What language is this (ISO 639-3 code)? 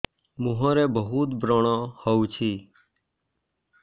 ori